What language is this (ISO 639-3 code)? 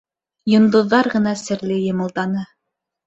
bak